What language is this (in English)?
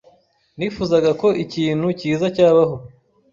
Kinyarwanda